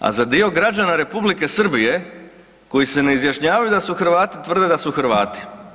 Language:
Croatian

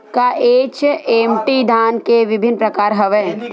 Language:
Chhattisgarhi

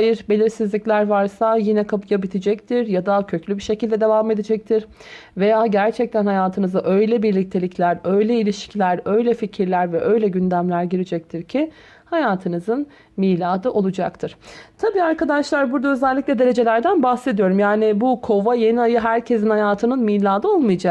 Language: Turkish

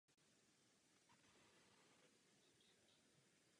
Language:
Czech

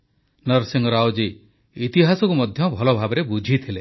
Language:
Odia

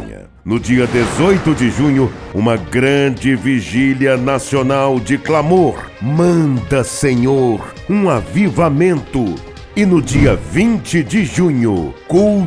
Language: Portuguese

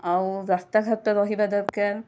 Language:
Odia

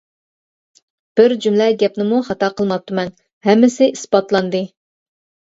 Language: Uyghur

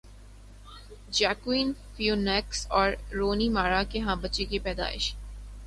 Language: Urdu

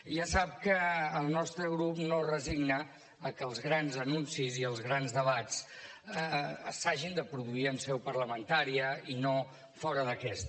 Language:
Catalan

